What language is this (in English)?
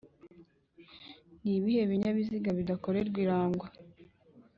Kinyarwanda